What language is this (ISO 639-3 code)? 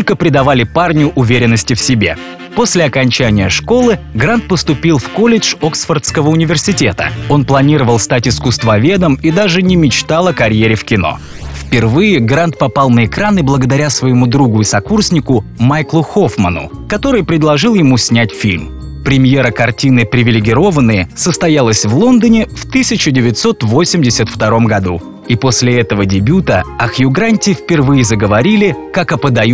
rus